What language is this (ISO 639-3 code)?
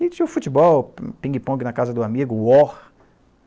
por